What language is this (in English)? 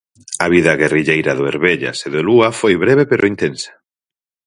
Galician